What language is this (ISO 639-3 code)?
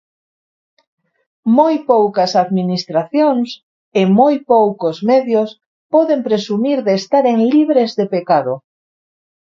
glg